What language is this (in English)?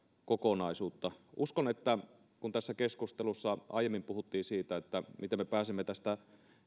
Finnish